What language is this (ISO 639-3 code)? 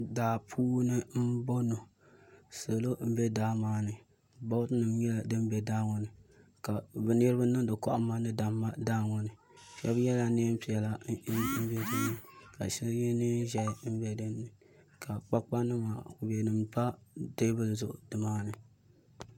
dag